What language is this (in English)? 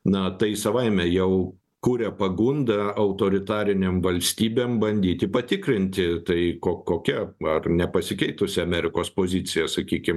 Lithuanian